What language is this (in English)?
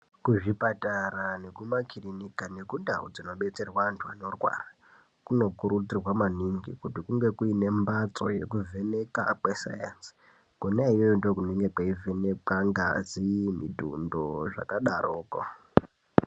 Ndau